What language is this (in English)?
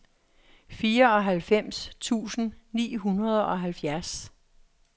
Danish